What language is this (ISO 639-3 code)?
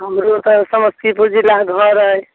mai